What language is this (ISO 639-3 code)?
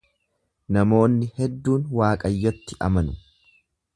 orm